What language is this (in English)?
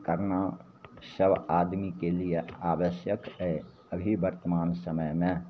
Maithili